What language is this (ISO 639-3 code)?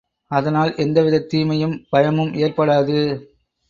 tam